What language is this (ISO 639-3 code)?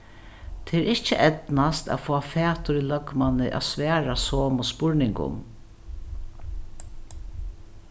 fao